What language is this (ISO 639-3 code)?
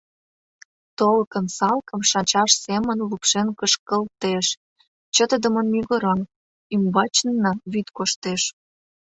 chm